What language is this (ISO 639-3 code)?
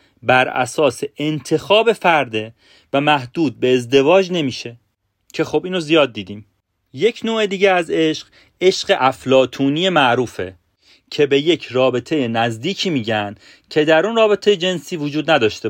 fas